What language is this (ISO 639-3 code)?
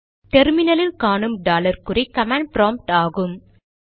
tam